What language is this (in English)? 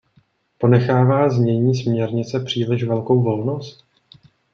Czech